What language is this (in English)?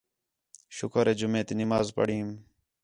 Khetrani